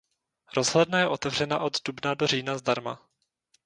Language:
Czech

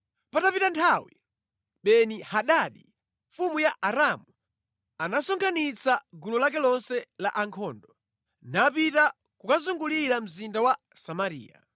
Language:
Nyanja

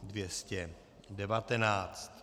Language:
Czech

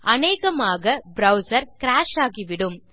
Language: Tamil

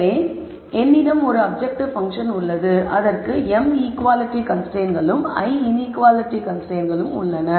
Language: Tamil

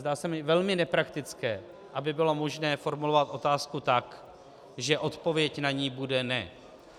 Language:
Czech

